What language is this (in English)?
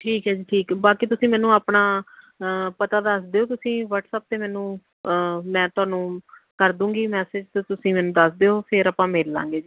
Punjabi